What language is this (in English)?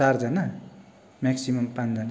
Nepali